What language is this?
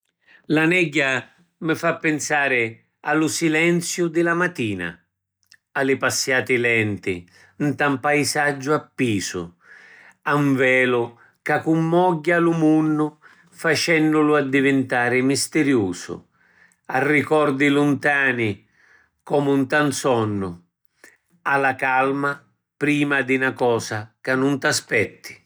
Sicilian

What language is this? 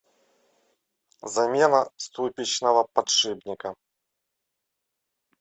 Russian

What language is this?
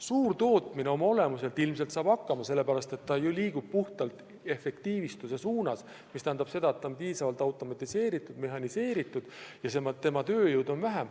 Estonian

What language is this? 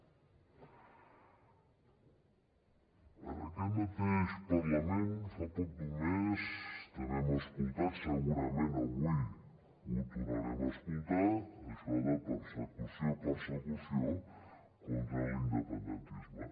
Catalan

